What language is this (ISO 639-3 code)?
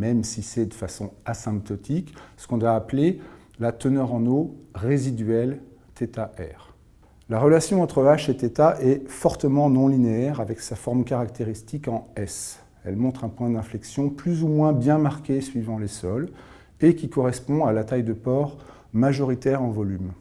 fra